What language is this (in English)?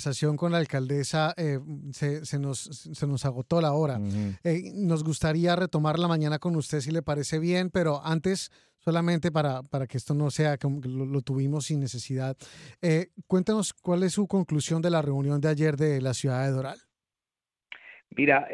Spanish